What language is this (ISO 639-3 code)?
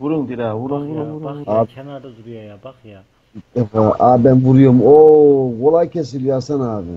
tur